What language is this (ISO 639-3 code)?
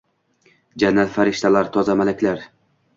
uzb